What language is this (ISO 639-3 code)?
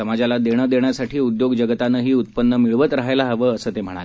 mar